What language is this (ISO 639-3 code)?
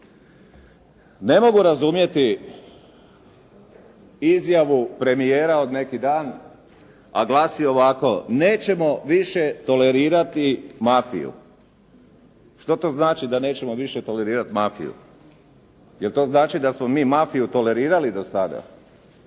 hrv